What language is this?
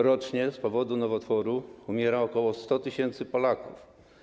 Polish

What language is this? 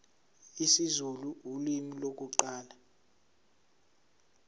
Zulu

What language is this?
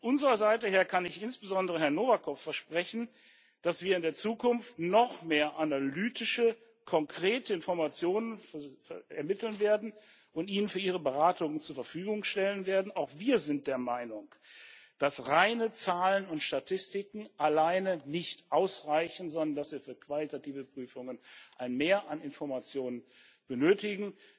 German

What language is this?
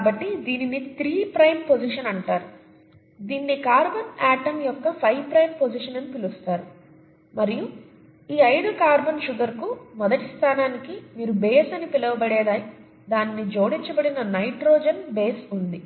Telugu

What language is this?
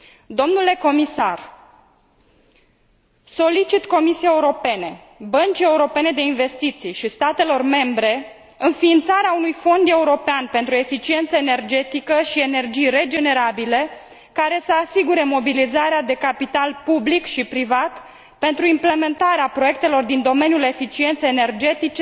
Romanian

